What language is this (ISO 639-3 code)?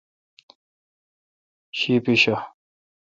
xka